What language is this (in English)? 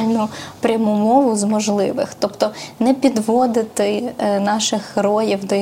Ukrainian